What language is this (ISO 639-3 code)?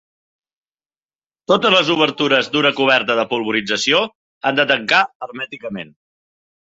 cat